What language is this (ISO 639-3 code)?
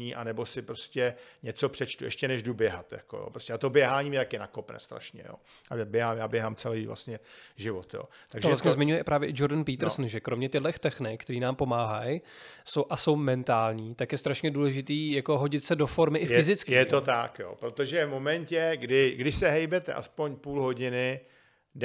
ces